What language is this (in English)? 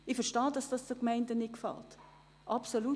Swiss German